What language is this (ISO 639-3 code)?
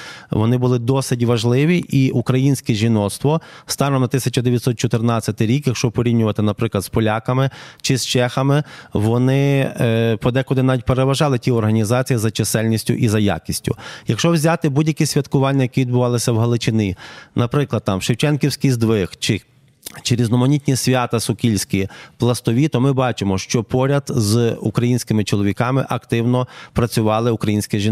ukr